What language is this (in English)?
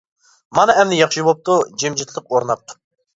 Uyghur